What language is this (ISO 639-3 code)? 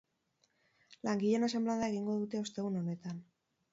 eus